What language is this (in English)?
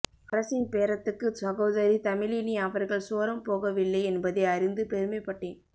Tamil